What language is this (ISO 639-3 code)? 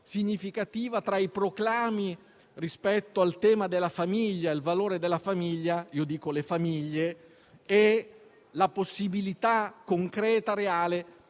ita